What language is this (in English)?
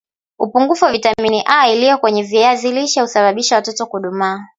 Swahili